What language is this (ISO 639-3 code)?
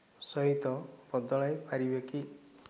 ori